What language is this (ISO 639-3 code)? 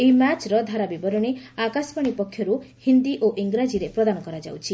ori